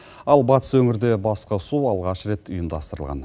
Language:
Kazakh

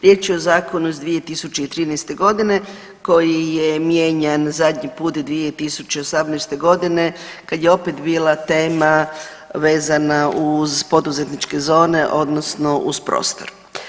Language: Croatian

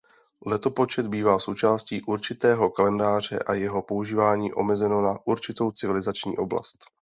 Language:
Czech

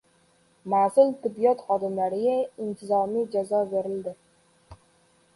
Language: Uzbek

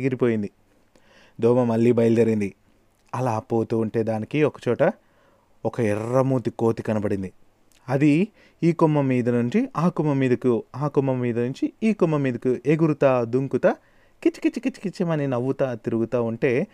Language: Telugu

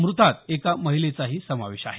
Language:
Marathi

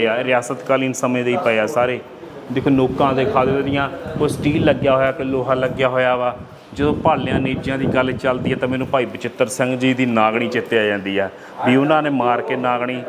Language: Punjabi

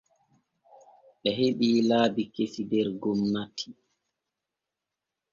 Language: Borgu Fulfulde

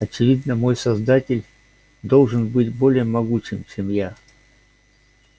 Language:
Russian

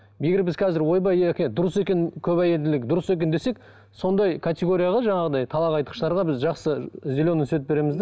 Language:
Kazakh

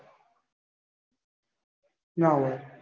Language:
Gujarati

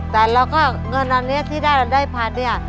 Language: Thai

